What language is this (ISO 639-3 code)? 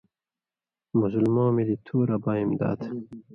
mvy